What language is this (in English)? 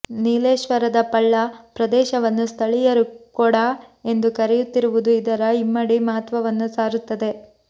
Kannada